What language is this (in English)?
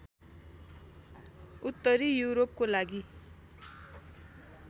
Nepali